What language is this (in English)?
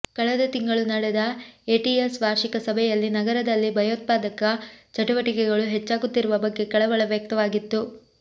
Kannada